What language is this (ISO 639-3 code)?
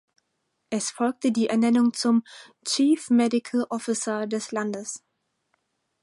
deu